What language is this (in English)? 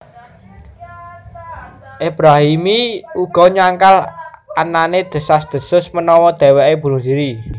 Javanese